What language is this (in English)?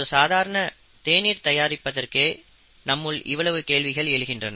Tamil